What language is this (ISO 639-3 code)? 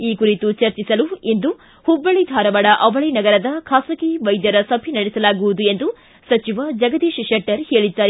kan